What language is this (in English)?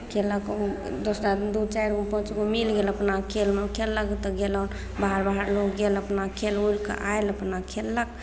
Maithili